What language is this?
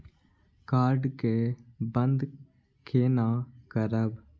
Maithili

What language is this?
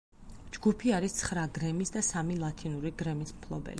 Georgian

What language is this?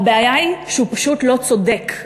Hebrew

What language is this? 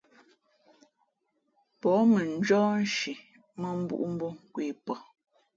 Fe'fe'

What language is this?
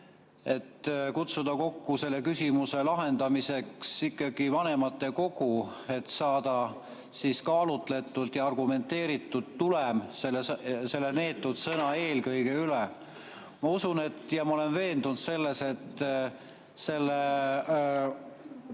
Estonian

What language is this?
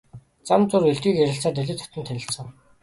Mongolian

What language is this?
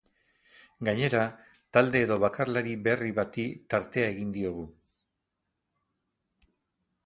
Basque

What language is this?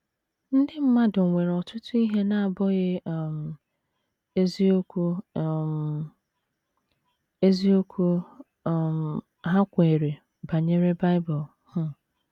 Igbo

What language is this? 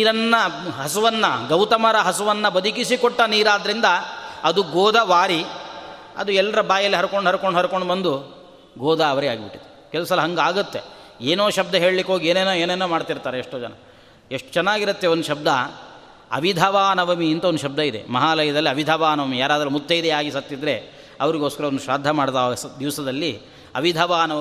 Kannada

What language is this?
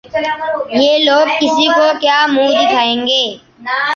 Urdu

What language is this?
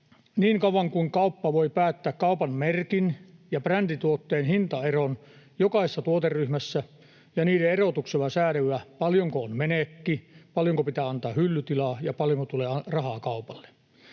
Finnish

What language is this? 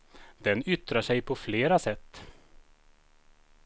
Swedish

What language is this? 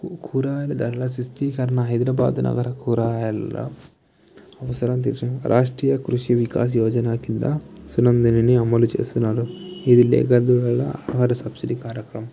Telugu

